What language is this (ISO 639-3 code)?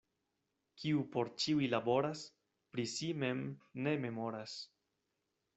epo